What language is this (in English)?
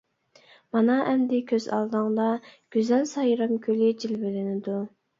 Uyghur